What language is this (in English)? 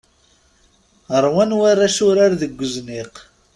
Kabyle